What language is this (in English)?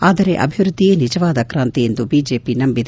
Kannada